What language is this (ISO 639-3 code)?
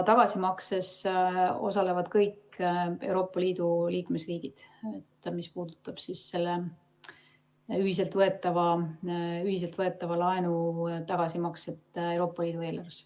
est